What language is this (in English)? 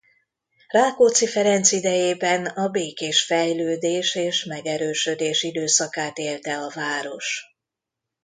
Hungarian